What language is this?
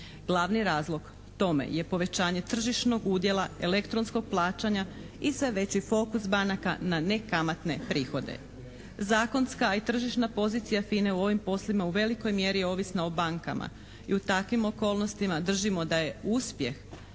Croatian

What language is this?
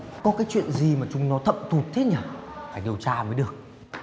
Vietnamese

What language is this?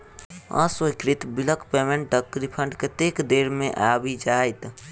Maithili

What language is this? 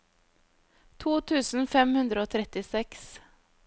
Norwegian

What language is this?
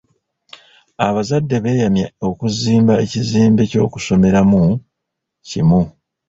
Ganda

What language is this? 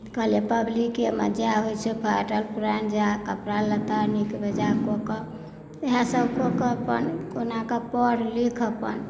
Maithili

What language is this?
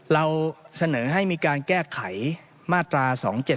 Thai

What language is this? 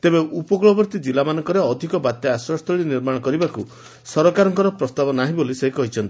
Odia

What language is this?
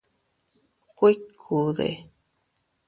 Teutila Cuicatec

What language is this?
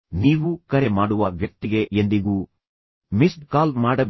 Kannada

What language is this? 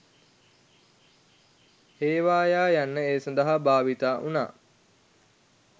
Sinhala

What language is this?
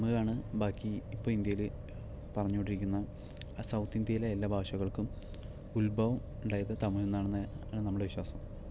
Malayalam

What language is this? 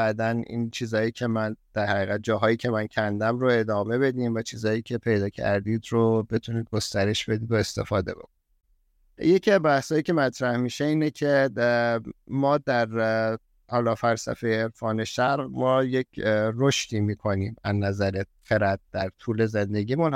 Persian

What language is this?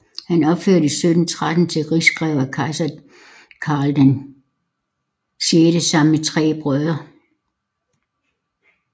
Danish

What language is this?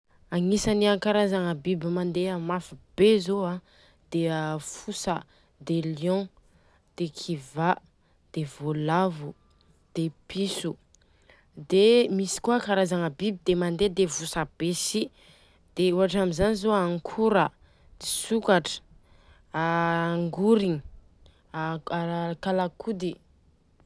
Southern Betsimisaraka Malagasy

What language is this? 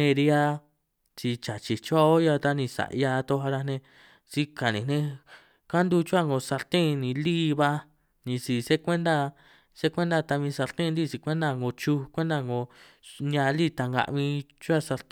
San Martín Itunyoso Triqui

